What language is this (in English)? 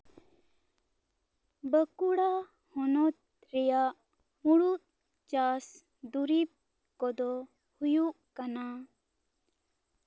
Santali